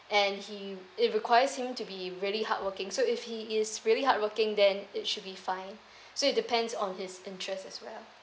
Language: English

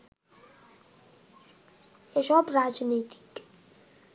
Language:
Bangla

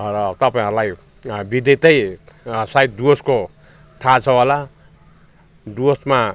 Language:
Nepali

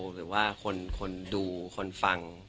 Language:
Thai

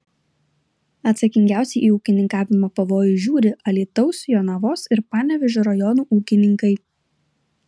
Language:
Lithuanian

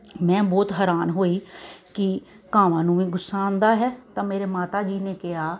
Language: Punjabi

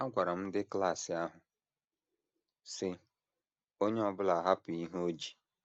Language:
Igbo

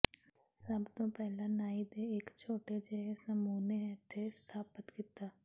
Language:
Punjabi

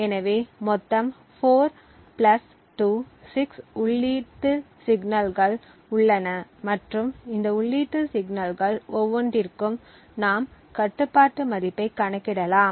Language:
Tamil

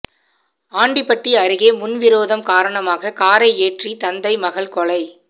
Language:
Tamil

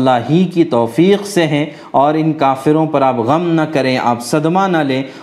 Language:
Urdu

